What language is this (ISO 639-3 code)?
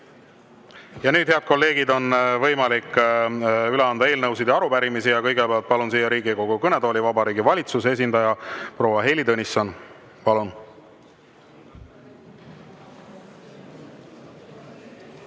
est